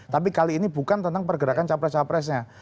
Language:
Indonesian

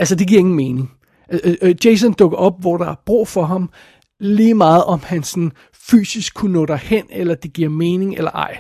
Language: Danish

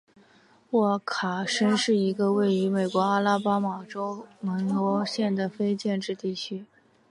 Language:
Chinese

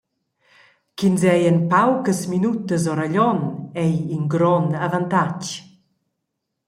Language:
Romansh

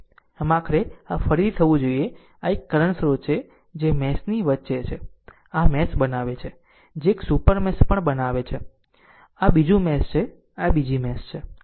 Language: Gujarati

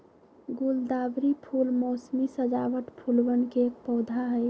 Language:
Magahi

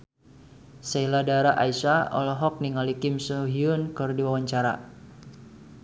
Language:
Sundanese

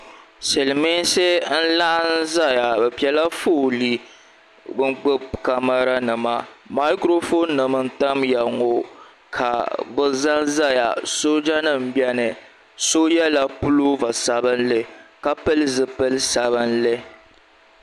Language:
Dagbani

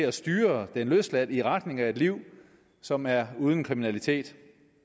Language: Danish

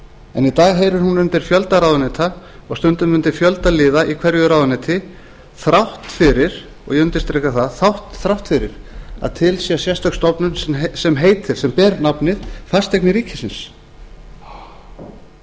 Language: Icelandic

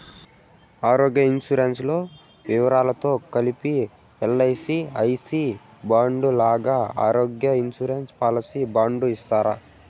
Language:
Telugu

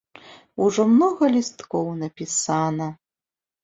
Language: Belarusian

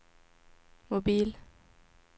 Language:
Swedish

